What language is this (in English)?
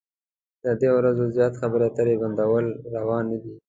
Pashto